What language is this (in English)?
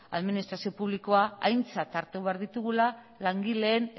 Basque